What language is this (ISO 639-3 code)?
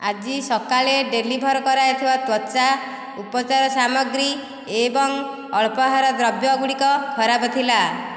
ori